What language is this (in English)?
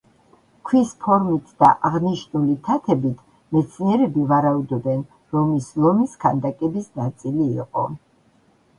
Georgian